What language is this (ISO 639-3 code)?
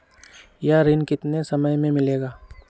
mag